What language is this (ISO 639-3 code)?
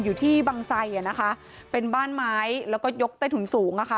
tha